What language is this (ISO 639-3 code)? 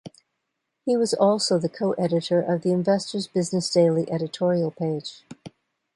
eng